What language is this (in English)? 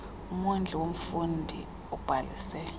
Xhosa